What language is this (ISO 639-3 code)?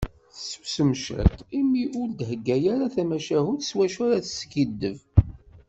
kab